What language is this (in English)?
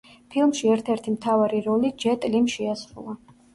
Georgian